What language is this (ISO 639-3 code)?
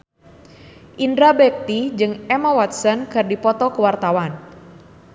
sun